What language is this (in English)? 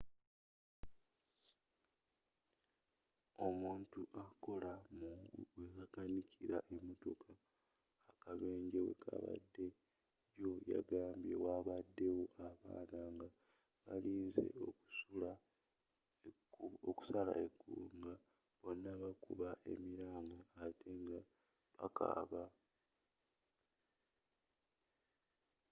Ganda